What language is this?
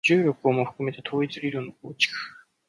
Japanese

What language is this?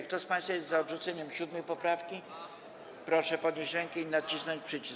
Polish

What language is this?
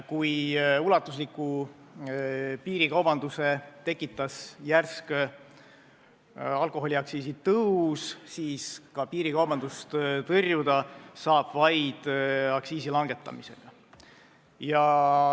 Estonian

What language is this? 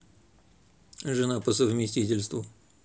Russian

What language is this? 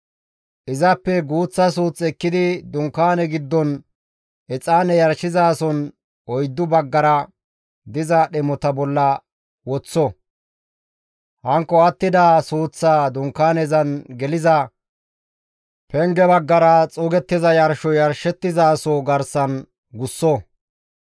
Gamo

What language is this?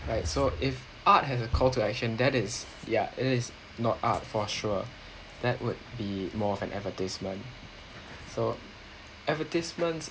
English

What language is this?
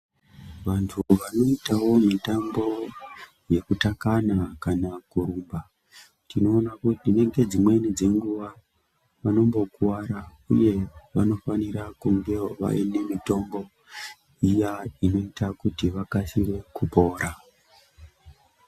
Ndau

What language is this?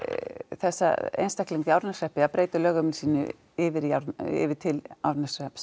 Icelandic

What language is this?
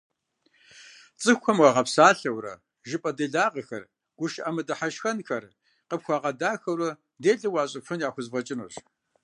Kabardian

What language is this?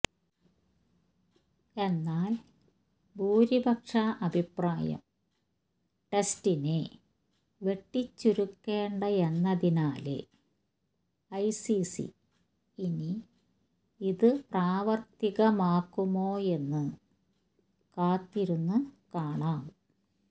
Malayalam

